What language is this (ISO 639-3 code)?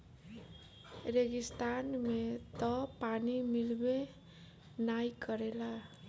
bho